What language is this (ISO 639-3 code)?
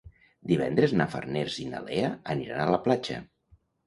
cat